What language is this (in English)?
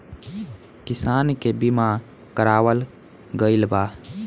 Bhojpuri